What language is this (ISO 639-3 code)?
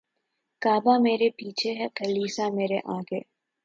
urd